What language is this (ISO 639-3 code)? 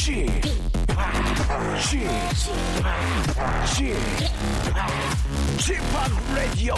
kor